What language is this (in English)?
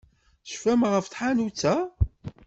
Kabyle